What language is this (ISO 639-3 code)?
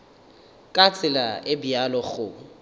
nso